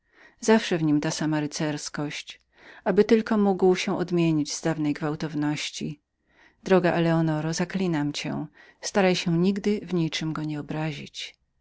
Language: Polish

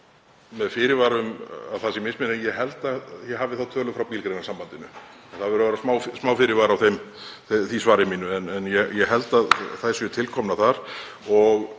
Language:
Icelandic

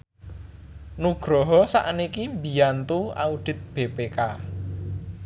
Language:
Javanese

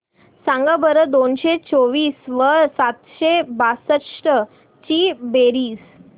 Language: Marathi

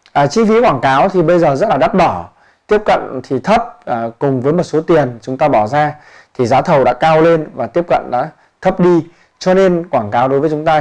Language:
Vietnamese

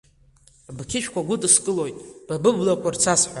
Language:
Abkhazian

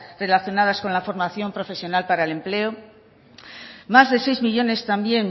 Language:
Spanish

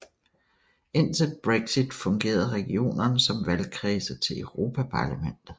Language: Danish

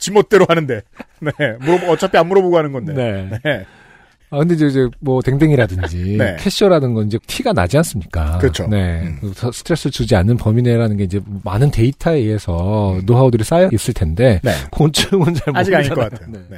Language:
Korean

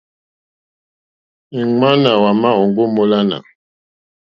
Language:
Mokpwe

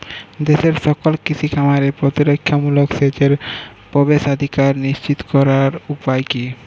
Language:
Bangla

